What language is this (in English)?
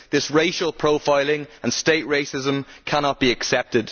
English